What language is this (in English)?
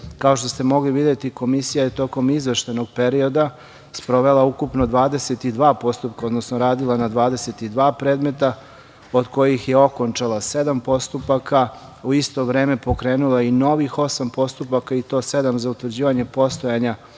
Serbian